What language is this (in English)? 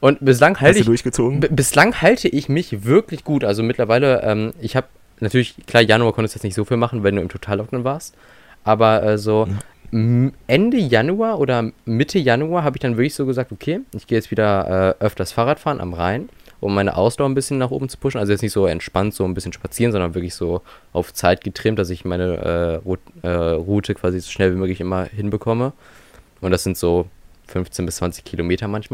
German